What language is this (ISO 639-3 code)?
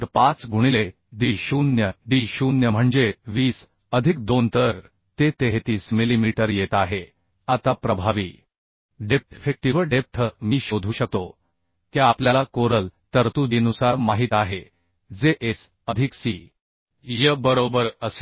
mar